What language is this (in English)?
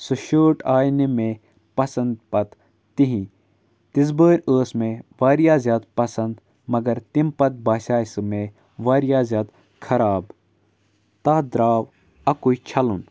Kashmiri